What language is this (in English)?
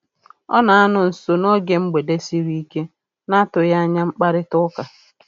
Igbo